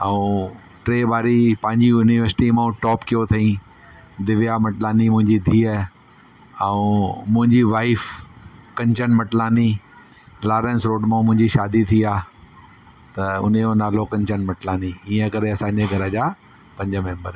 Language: Sindhi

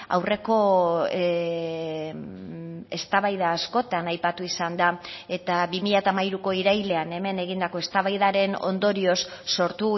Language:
Basque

